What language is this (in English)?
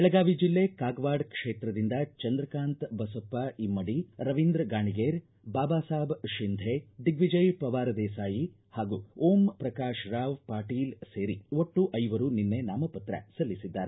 Kannada